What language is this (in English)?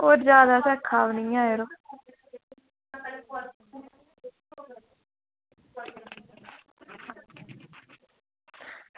Dogri